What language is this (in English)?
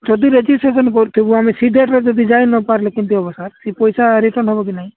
Odia